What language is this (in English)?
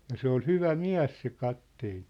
Finnish